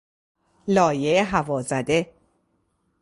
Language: Persian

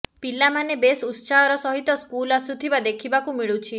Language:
Odia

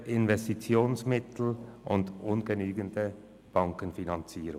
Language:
Swiss German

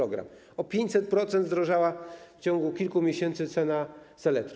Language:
Polish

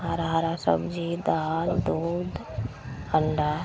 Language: Maithili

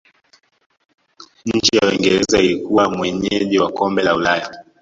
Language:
Swahili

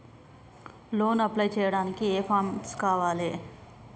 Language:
Telugu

